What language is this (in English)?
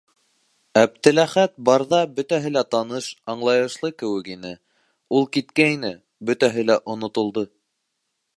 Bashkir